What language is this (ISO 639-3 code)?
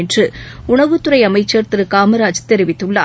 tam